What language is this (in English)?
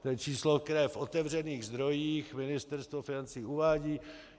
Czech